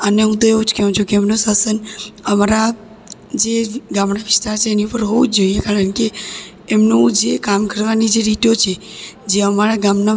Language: Gujarati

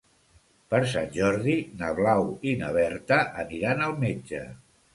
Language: Catalan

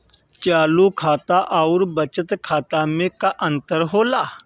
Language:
Bhojpuri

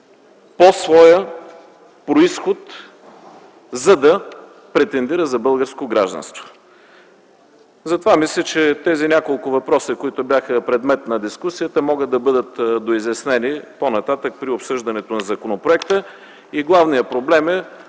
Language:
Bulgarian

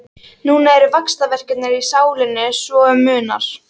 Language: Icelandic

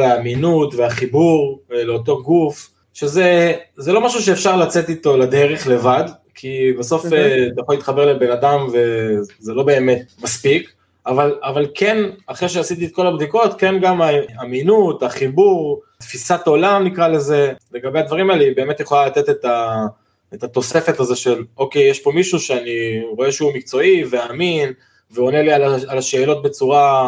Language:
Hebrew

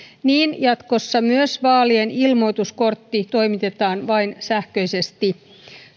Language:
Finnish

